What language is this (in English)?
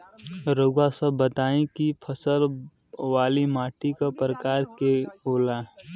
Bhojpuri